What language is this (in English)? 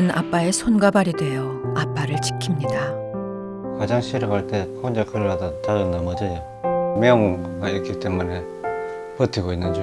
Korean